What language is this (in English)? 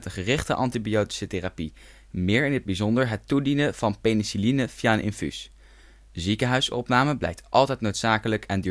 Dutch